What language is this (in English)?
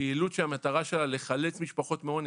Hebrew